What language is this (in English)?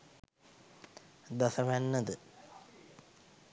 Sinhala